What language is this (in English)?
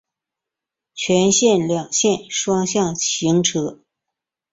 Chinese